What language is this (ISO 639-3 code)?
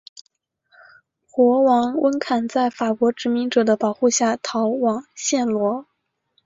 zho